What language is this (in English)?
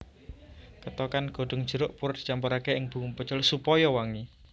Javanese